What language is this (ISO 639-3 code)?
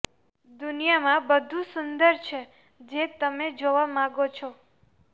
guj